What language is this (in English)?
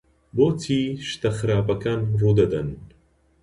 Central Kurdish